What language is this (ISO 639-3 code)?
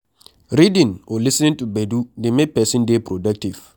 pcm